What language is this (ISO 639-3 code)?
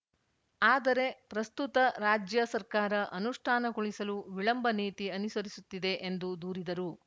kan